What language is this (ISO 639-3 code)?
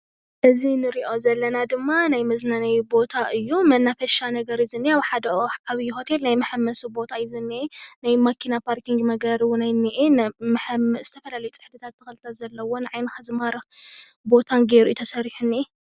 tir